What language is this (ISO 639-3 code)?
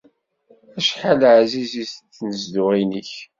kab